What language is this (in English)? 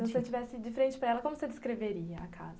Portuguese